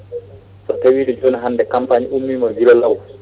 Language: Fula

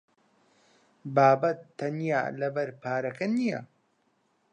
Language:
Central Kurdish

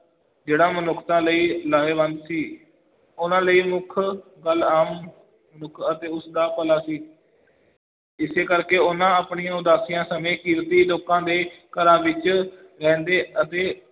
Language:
Punjabi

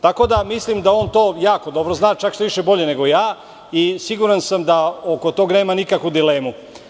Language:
Serbian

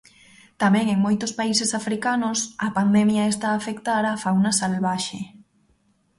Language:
Galician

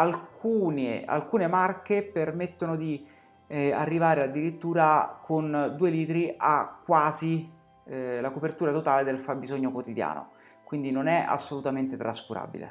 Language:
Italian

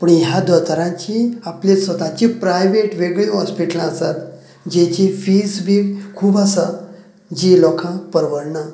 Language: Konkani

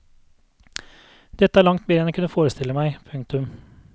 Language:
Norwegian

